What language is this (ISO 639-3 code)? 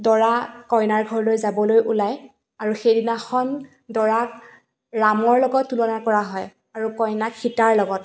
asm